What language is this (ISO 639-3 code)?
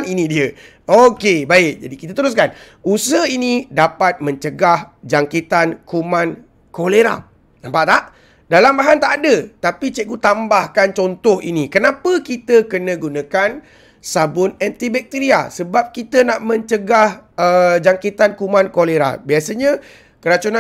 msa